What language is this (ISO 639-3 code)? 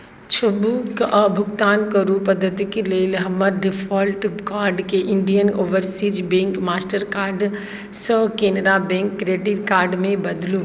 mai